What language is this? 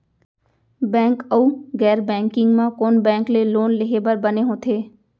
Chhattisgarhi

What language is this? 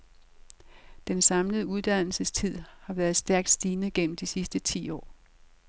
Danish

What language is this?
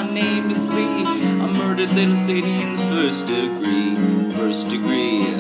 English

